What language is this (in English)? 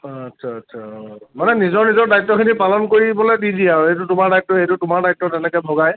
Assamese